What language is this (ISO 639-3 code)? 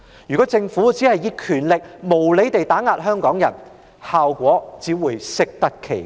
yue